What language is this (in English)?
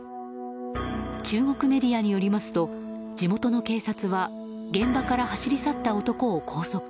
Japanese